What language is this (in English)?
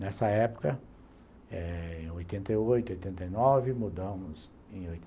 Portuguese